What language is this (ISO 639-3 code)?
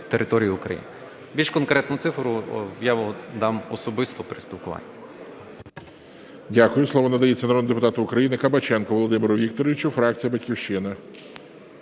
ukr